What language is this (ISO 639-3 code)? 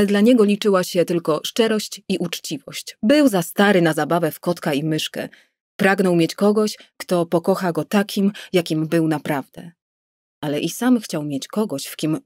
pol